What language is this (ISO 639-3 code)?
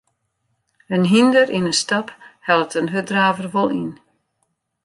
fry